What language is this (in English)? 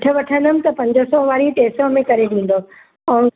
Sindhi